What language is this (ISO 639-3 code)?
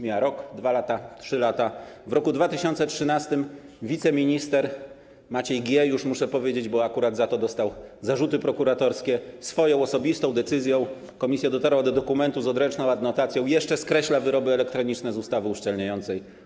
pol